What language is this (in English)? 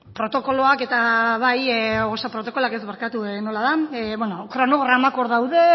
Basque